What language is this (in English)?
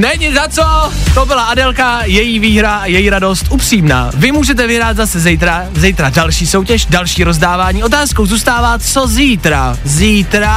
Czech